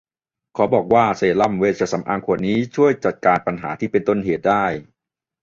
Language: Thai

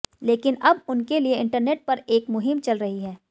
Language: Hindi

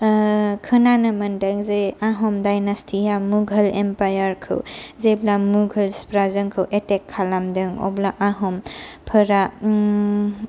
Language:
Bodo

